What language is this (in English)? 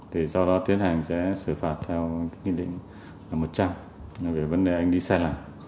Vietnamese